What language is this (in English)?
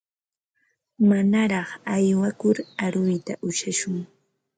Ambo-Pasco Quechua